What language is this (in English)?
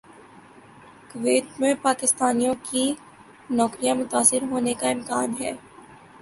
Urdu